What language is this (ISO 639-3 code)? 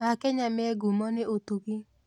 kik